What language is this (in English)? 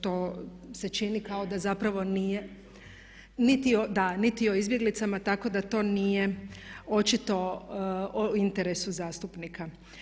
Croatian